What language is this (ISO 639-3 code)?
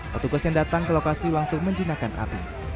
ind